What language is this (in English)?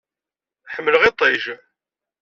Kabyle